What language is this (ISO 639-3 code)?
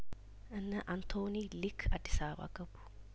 amh